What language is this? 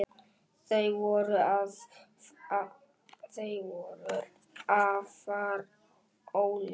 Icelandic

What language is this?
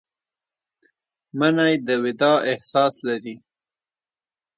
Pashto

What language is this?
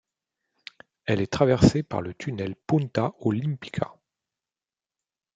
French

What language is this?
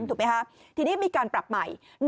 Thai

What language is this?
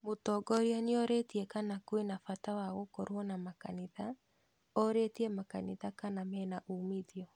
Kikuyu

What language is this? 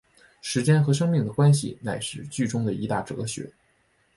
Chinese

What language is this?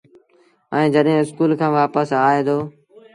Sindhi Bhil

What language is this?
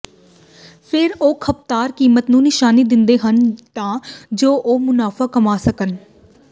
Punjabi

